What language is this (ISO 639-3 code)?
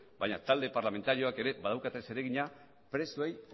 eus